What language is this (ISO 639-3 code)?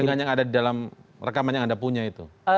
ind